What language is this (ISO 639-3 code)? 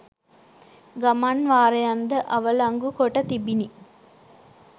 sin